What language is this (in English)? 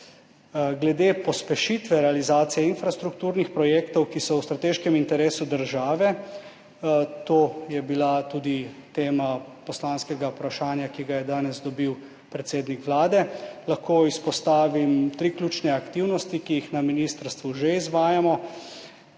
Slovenian